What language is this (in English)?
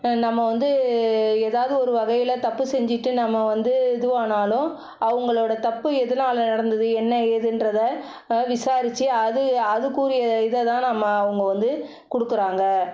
Tamil